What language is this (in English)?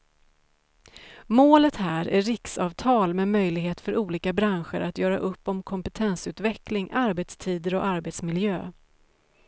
Swedish